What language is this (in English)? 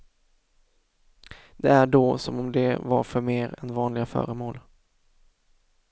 Swedish